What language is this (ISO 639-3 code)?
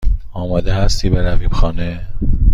fas